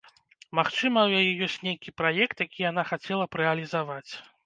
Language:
Belarusian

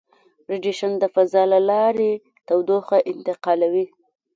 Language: Pashto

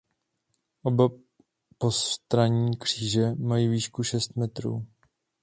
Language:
Czech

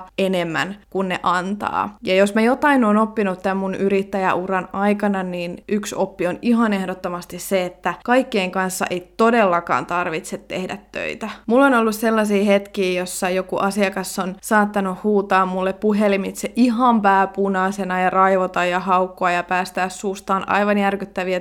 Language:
Finnish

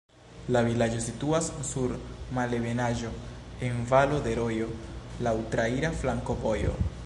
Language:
Esperanto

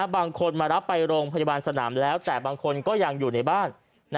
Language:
Thai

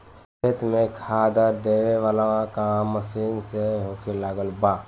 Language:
Bhojpuri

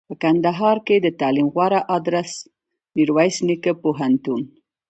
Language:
Pashto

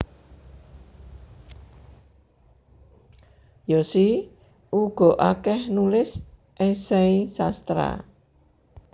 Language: Javanese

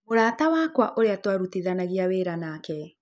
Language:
Kikuyu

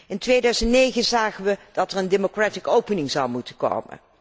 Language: Dutch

